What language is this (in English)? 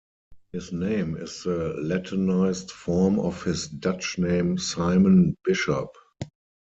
English